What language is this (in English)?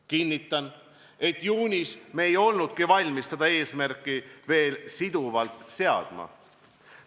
Estonian